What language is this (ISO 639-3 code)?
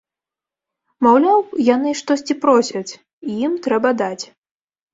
bel